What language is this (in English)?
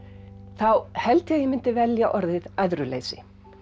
Icelandic